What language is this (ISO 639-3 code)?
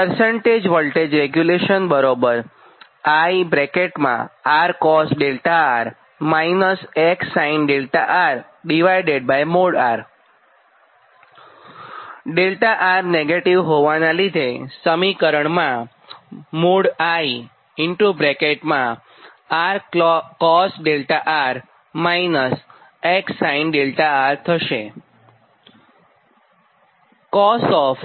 guj